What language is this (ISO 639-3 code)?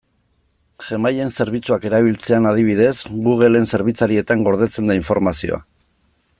eus